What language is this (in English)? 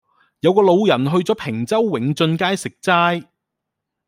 Cantonese